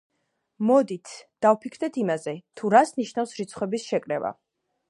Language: Georgian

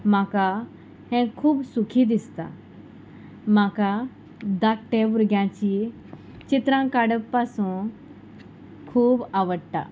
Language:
Konkani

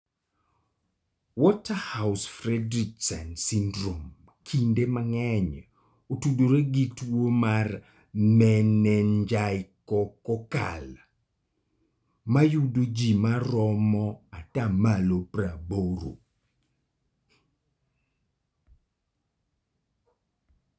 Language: Luo (Kenya and Tanzania)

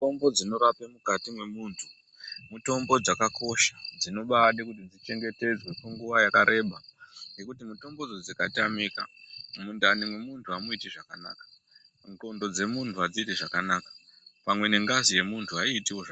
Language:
Ndau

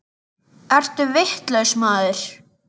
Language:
Icelandic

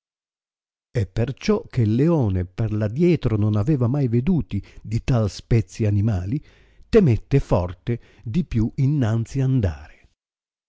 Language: Italian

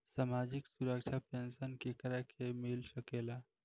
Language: Bhojpuri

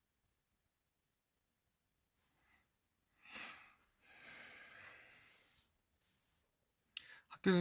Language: Korean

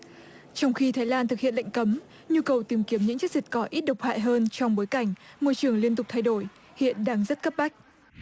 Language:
Vietnamese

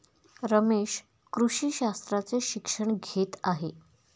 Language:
Marathi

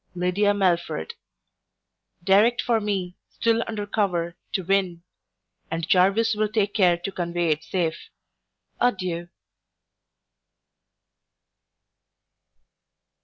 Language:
English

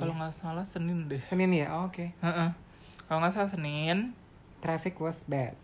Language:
Indonesian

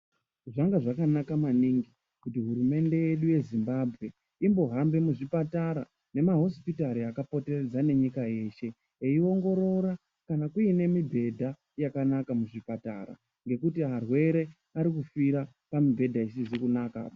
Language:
Ndau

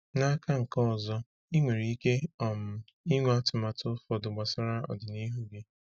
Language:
Igbo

